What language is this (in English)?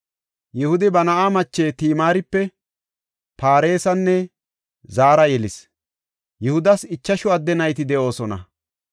Gofa